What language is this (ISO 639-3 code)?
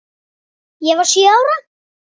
isl